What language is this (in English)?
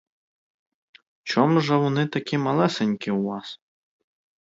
Ukrainian